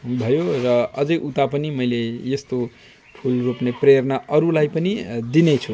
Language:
Nepali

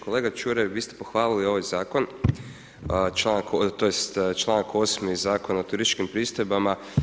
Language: Croatian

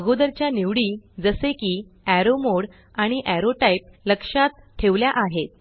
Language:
Marathi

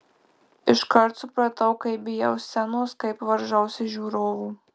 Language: Lithuanian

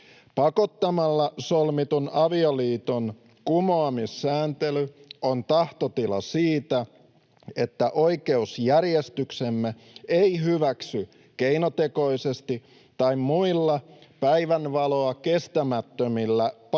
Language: Finnish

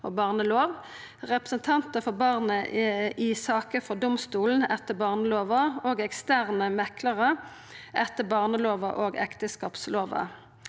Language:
Norwegian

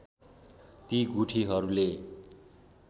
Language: Nepali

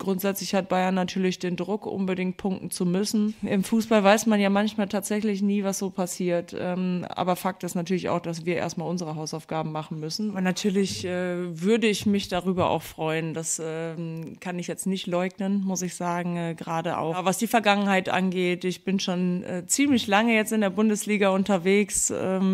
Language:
German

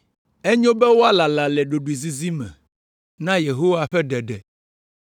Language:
Ewe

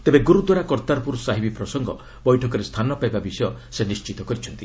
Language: Odia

